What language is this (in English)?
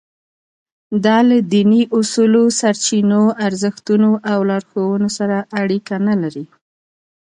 Pashto